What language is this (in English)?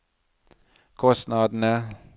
Norwegian